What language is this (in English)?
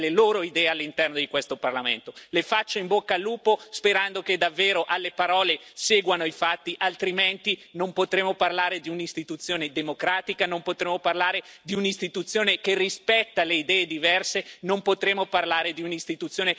Italian